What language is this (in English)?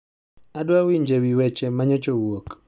Luo (Kenya and Tanzania)